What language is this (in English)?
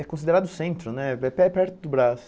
Portuguese